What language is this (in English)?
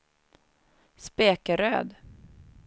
Swedish